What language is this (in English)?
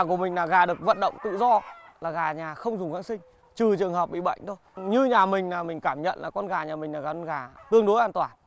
Vietnamese